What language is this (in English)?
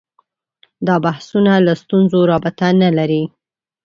Pashto